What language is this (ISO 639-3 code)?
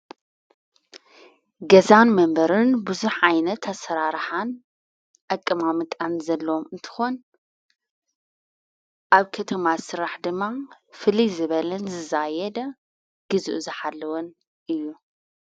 tir